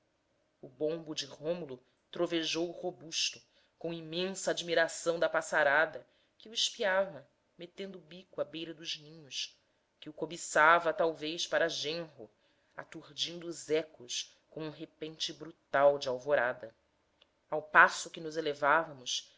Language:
Portuguese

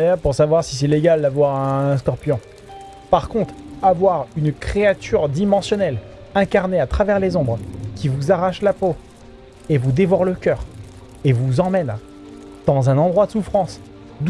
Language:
French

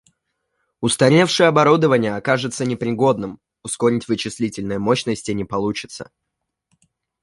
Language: Russian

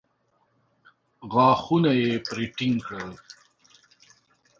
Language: Pashto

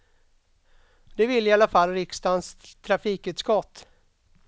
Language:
Swedish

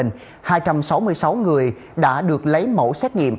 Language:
Vietnamese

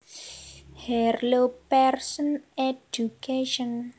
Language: Javanese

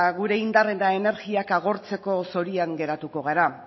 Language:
Basque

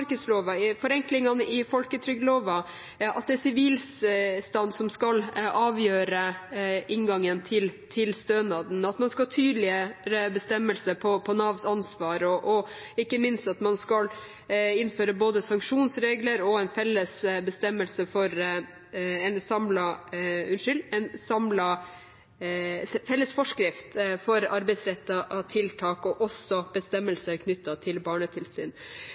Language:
Norwegian Bokmål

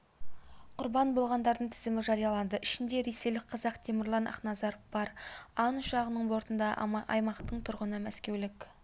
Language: Kazakh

